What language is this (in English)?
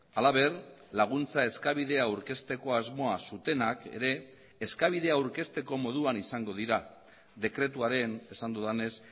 Basque